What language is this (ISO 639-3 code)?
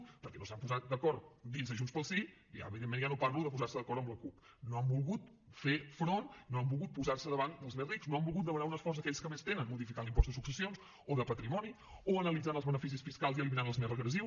cat